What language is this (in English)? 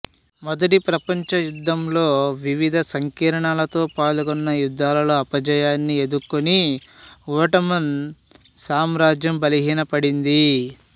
Telugu